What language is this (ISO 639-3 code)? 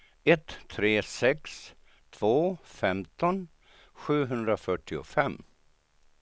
swe